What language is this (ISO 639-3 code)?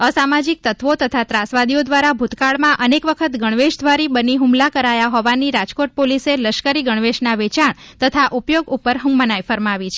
guj